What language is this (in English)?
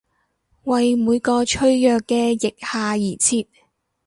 Cantonese